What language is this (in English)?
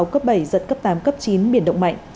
Vietnamese